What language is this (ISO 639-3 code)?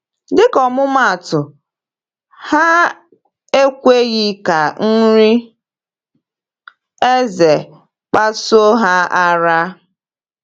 ibo